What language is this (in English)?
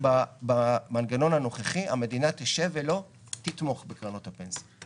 Hebrew